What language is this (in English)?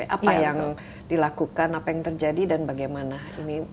Indonesian